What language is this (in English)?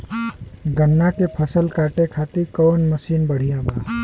Bhojpuri